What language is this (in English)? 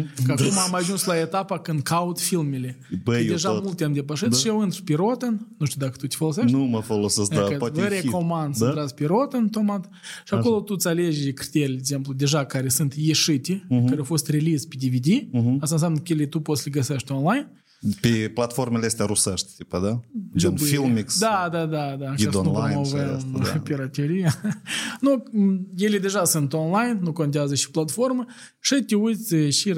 Romanian